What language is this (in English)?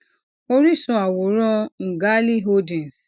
Yoruba